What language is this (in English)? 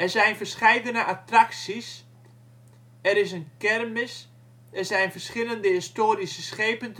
Dutch